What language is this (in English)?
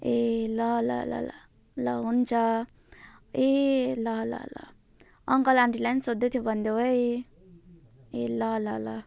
Nepali